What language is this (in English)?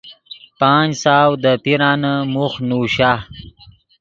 Yidgha